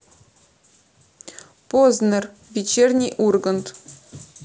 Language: Russian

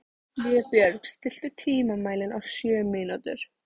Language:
Icelandic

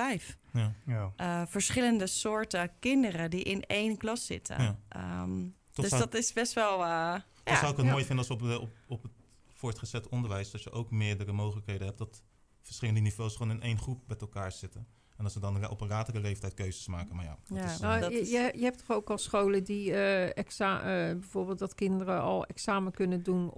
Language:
Dutch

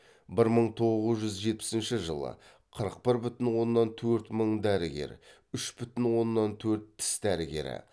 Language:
Kazakh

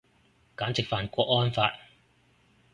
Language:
Cantonese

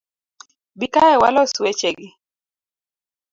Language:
Luo (Kenya and Tanzania)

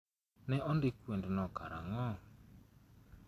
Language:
Luo (Kenya and Tanzania)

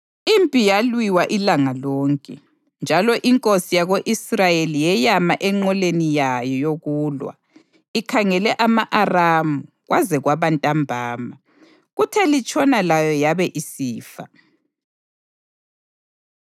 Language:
North Ndebele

